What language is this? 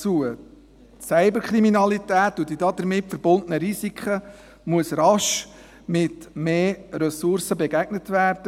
Swiss German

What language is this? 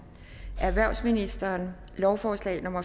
Danish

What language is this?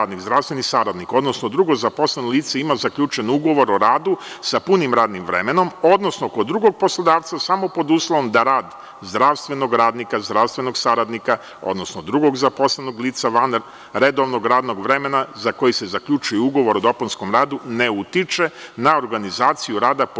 Serbian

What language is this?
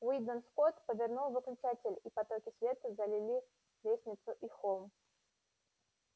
Russian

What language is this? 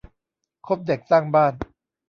Thai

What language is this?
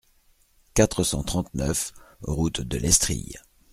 French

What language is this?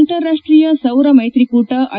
Kannada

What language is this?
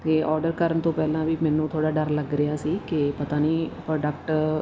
Punjabi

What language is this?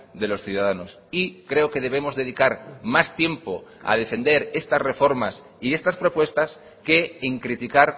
Spanish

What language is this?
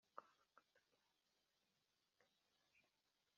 Kinyarwanda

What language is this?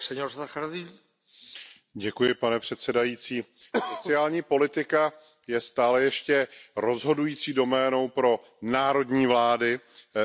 Czech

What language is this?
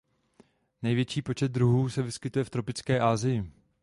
Czech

